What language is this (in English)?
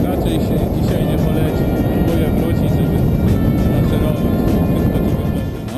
Polish